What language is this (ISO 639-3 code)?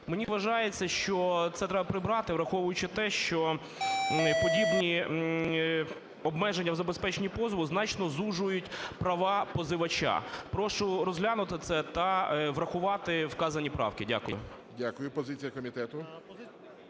ukr